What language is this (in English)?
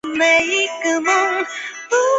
Chinese